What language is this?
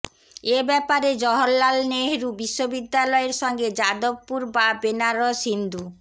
Bangla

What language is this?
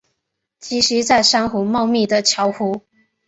Chinese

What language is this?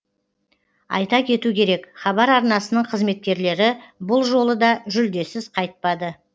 Kazakh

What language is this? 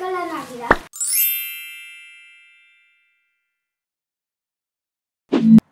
Spanish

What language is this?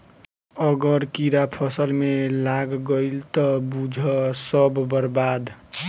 Bhojpuri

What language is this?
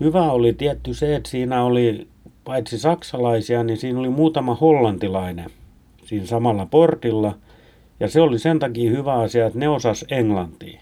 Finnish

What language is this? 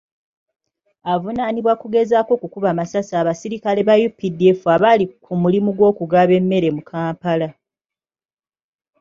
Ganda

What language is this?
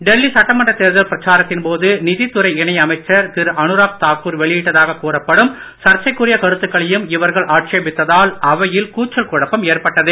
Tamil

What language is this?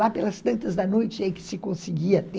Portuguese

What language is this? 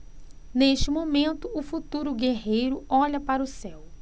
Portuguese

